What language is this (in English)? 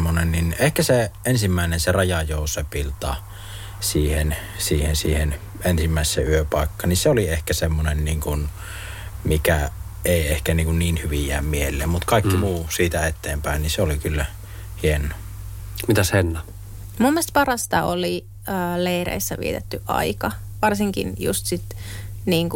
Finnish